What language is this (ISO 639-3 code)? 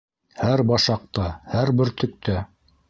bak